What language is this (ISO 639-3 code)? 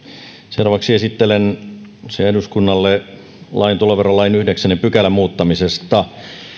fin